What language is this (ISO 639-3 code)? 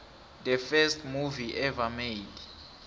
nbl